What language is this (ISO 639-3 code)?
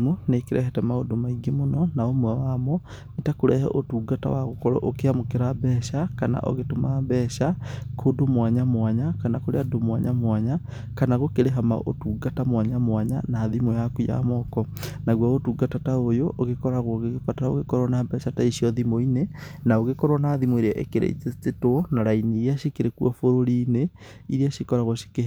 kik